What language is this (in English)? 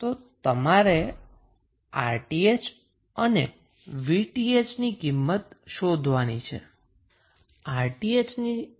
Gujarati